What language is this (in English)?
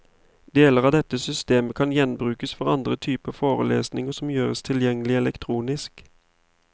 Norwegian